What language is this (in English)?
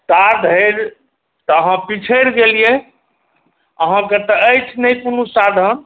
Maithili